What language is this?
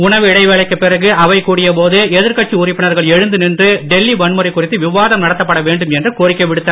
Tamil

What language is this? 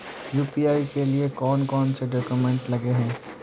Magahi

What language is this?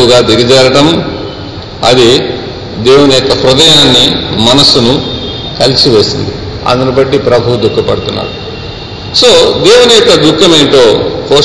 Telugu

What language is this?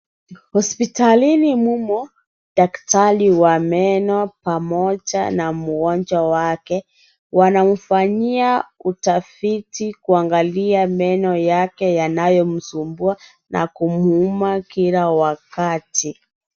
Swahili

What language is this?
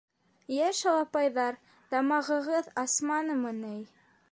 Bashkir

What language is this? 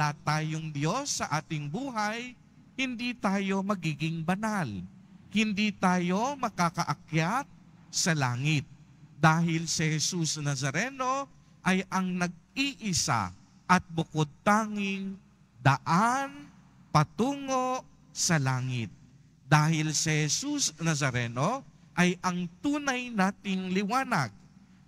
Filipino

